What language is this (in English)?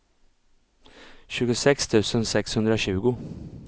Swedish